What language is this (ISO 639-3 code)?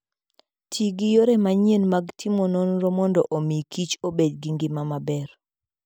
luo